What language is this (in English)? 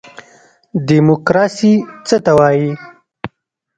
Pashto